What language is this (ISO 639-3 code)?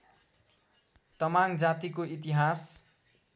nep